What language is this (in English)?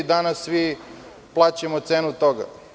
Serbian